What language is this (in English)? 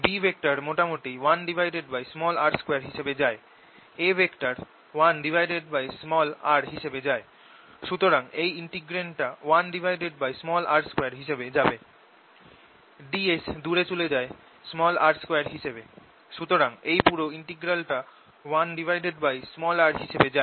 Bangla